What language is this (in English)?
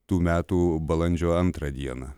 Lithuanian